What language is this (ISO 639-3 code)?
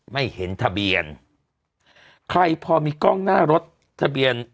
tha